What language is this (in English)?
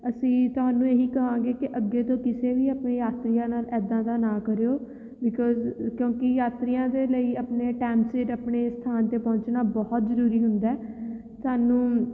Punjabi